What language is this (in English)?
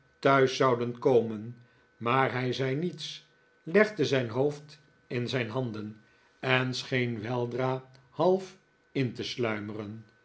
Dutch